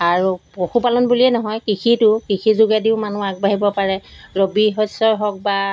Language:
Assamese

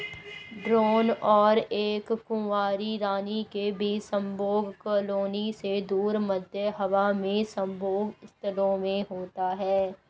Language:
Hindi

